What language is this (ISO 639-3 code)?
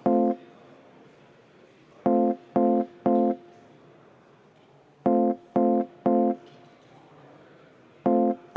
est